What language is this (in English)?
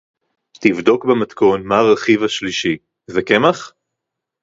Hebrew